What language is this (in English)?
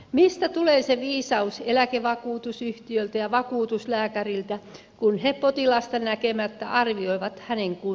Finnish